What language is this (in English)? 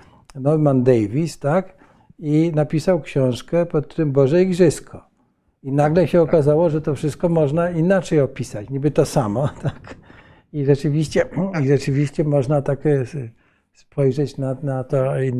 Polish